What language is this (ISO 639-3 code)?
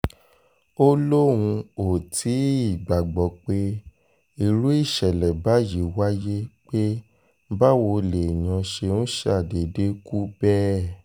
yor